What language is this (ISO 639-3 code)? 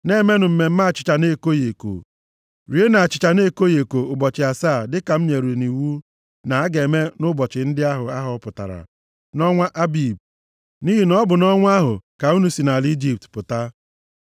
ibo